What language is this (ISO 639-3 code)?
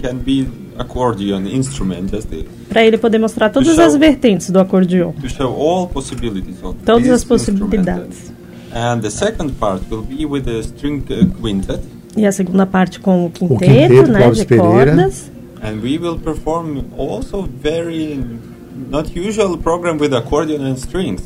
por